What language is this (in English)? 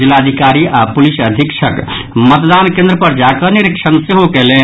Maithili